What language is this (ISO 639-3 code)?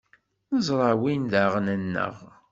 kab